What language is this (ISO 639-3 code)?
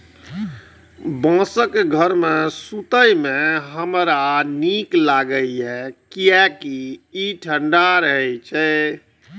mai